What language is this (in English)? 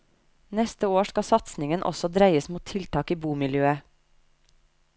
Norwegian